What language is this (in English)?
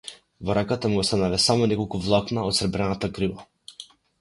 Macedonian